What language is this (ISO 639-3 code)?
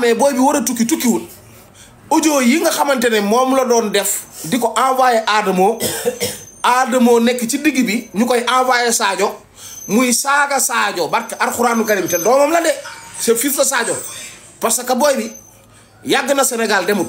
fra